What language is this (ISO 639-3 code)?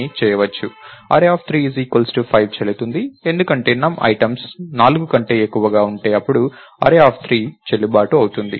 tel